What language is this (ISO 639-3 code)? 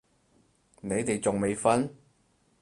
yue